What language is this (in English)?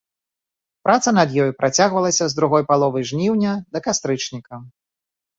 Belarusian